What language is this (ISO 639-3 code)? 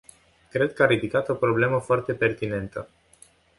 ron